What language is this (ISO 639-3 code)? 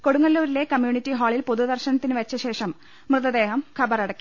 mal